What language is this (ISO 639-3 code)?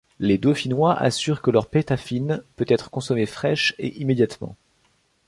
fra